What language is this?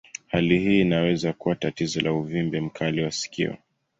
Swahili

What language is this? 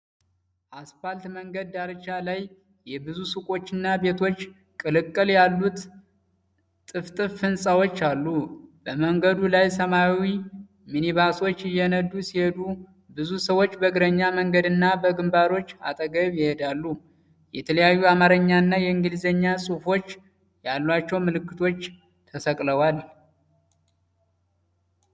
Amharic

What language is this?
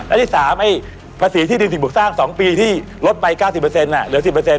Thai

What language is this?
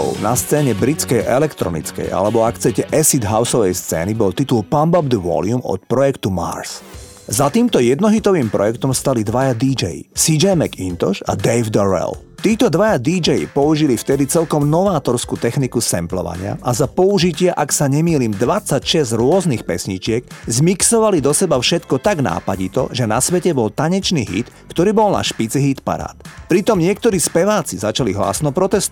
Slovak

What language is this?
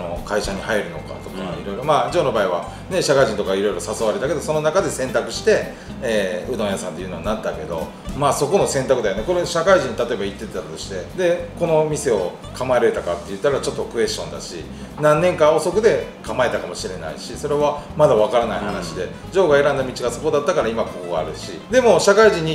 Japanese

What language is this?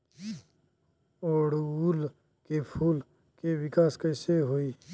Bhojpuri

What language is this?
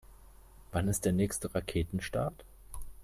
German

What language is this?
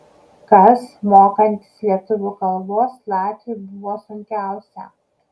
Lithuanian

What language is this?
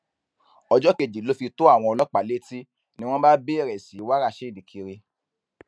Yoruba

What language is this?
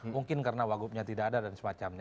Indonesian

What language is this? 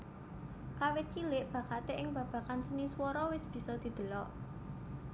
Javanese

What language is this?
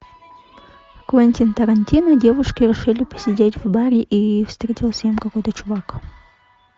Russian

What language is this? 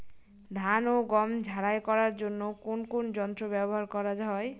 Bangla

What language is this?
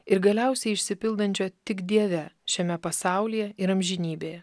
Lithuanian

